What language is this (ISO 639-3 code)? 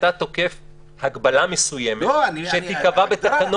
heb